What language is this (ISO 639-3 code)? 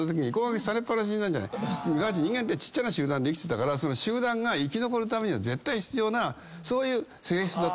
jpn